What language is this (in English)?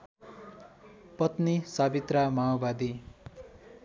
Nepali